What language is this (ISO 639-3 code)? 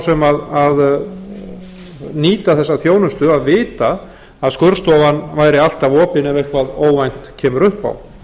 isl